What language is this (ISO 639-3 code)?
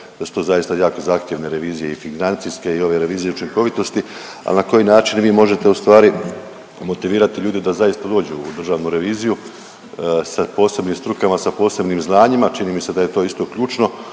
hrv